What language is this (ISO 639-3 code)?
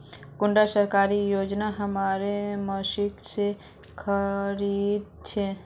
mag